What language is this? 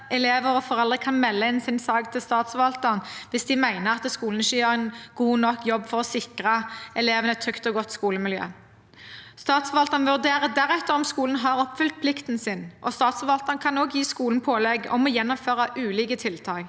Norwegian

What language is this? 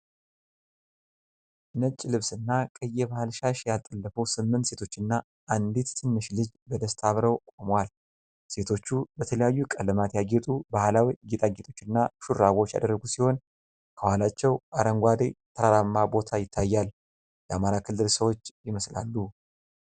Amharic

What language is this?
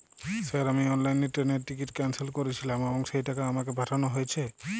Bangla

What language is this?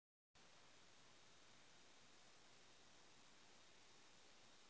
Magahi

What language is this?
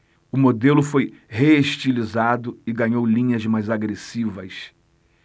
Portuguese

